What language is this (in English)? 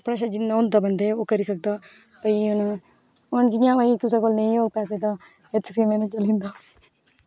Dogri